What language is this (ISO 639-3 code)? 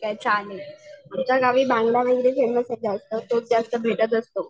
mar